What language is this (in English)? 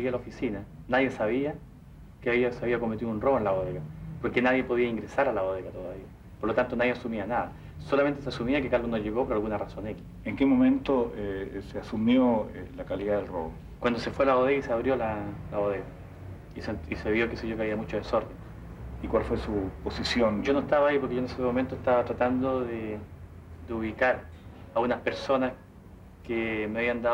Spanish